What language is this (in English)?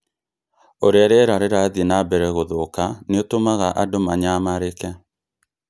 Kikuyu